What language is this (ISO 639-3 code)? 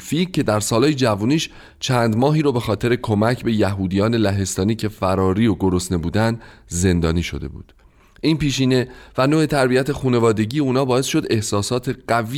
fas